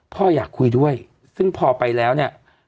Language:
Thai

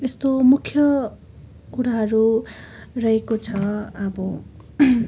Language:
Nepali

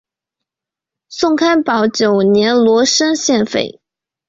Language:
Chinese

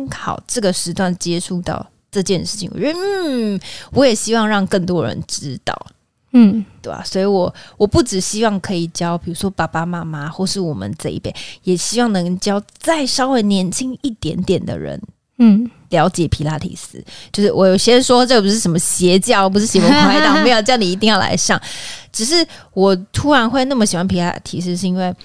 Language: Chinese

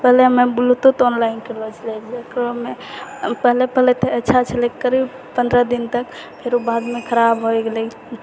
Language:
Maithili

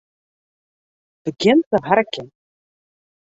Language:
Western Frisian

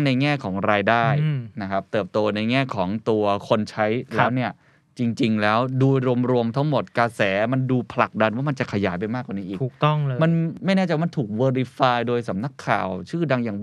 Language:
Thai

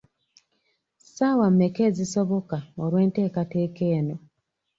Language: Ganda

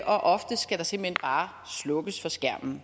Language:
Danish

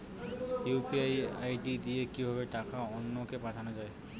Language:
Bangla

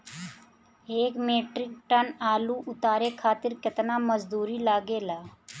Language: Bhojpuri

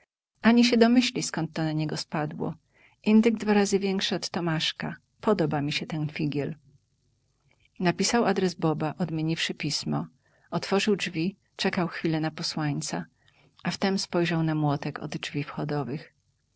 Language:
Polish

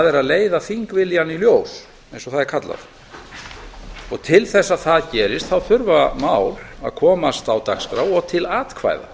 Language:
Icelandic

